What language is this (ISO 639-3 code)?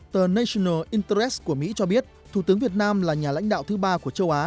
vie